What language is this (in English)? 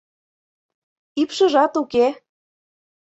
Mari